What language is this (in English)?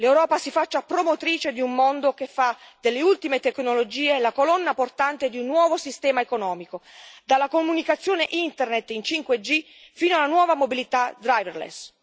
Italian